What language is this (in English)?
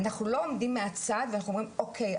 Hebrew